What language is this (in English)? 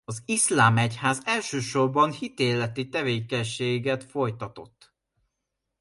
Hungarian